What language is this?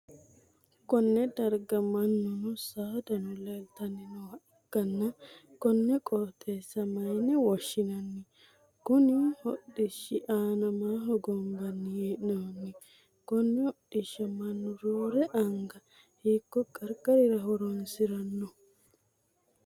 Sidamo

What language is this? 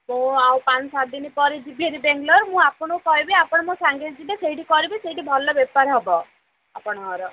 Odia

